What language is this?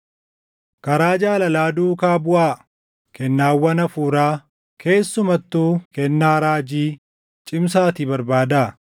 Oromo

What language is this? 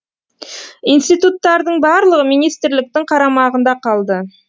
Kazakh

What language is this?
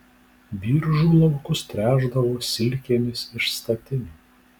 Lithuanian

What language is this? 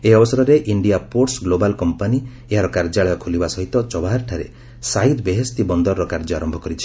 Odia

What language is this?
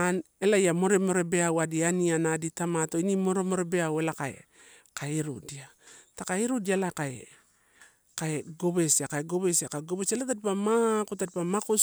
Torau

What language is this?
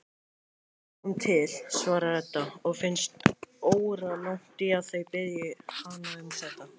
Icelandic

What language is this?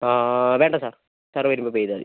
Malayalam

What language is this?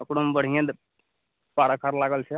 Maithili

